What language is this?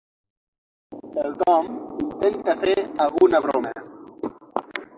Catalan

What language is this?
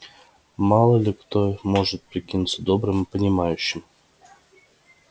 Russian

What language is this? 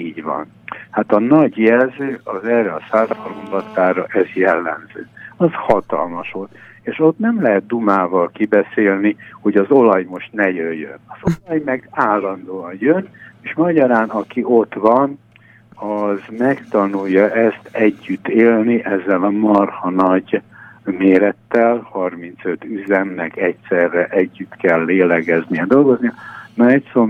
Hungarian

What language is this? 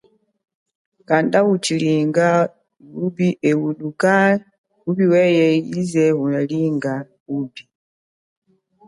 Chokwe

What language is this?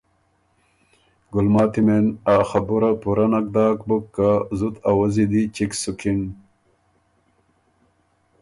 Ormuri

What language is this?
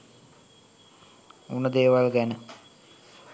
Sinhala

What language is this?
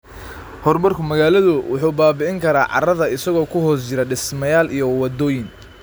Somali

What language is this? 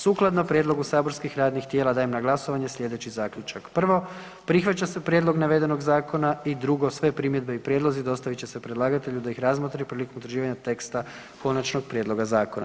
Croatian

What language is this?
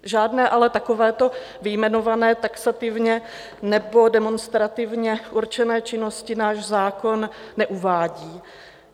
Czech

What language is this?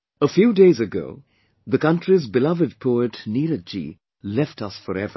English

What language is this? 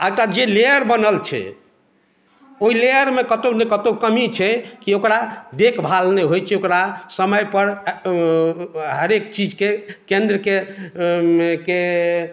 Maithili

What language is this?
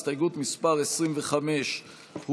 Hebrew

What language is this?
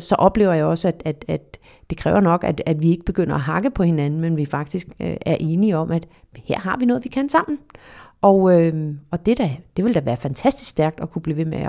Danish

